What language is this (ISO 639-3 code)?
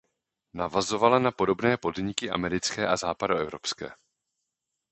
ces